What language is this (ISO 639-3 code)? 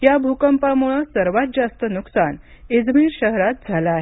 mar